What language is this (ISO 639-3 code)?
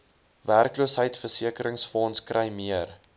afr